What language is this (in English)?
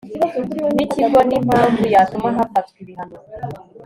Kinyarwanda